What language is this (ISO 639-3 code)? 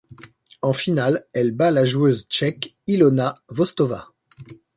fra